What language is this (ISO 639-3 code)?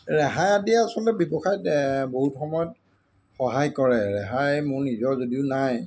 asm